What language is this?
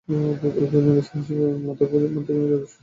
Bangla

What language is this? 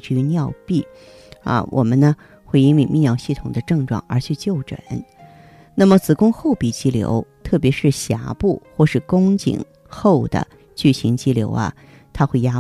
Chinese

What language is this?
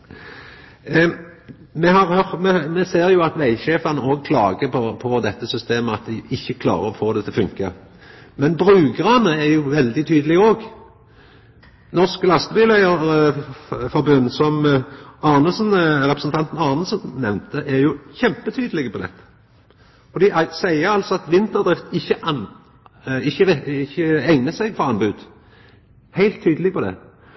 Norwegian Nynorsk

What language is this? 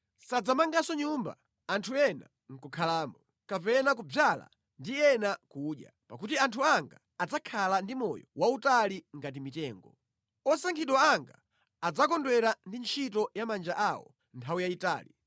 Nyanja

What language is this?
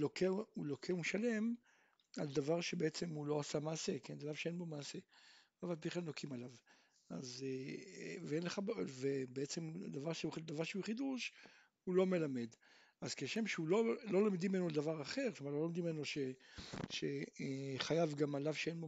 Hebrew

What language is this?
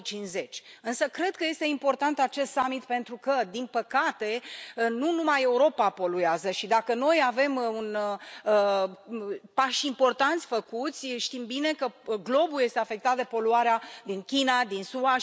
Romanian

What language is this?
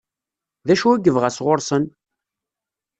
Kabyle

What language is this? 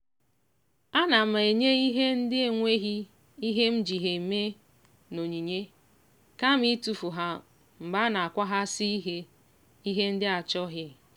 Igbo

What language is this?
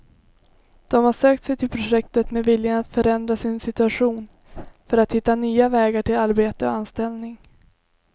Swedish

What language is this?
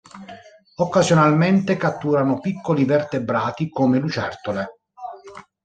Italian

